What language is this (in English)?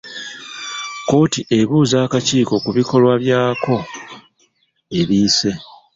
Ganda